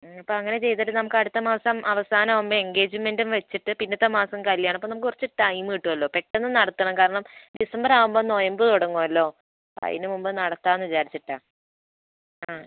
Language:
Malayalam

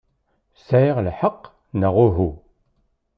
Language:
Kabyle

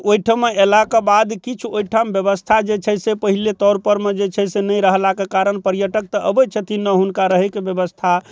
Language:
Maithili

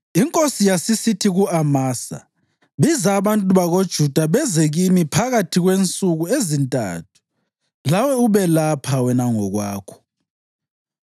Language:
North Ndebele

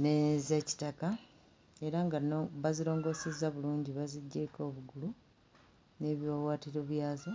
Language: Ganda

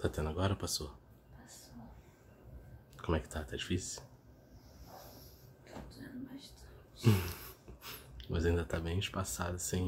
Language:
Portuguese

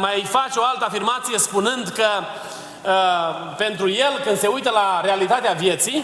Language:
Romanian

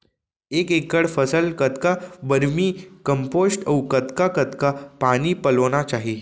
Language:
Chhattisgarhi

